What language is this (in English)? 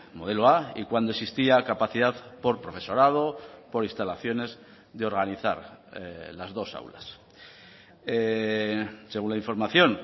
Spanish